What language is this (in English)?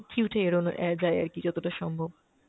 Bangla